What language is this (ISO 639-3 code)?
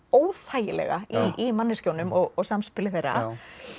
isl